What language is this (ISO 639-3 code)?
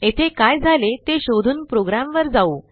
mar